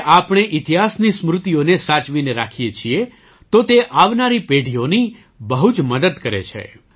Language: Gujarati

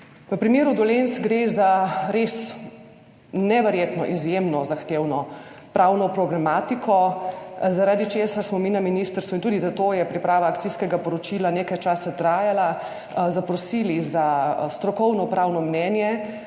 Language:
Slovenian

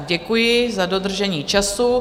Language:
Czech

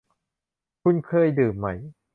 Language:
Thai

